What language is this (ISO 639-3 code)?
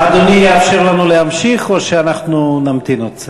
heb